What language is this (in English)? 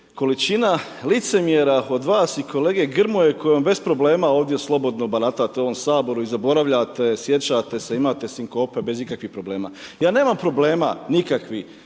Croatian